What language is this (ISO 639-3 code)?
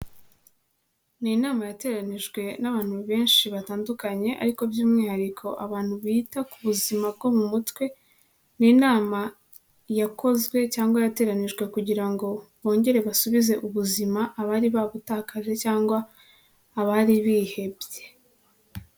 kin